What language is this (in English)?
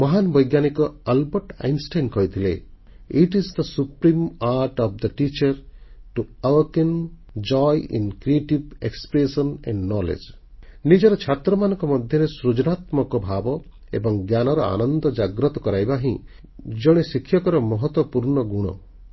Odia